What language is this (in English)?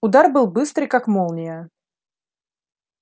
Russian